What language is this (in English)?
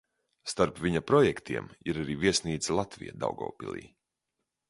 Latvian